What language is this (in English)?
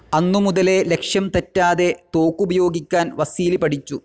Malayalam